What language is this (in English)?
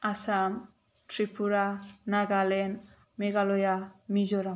Bodo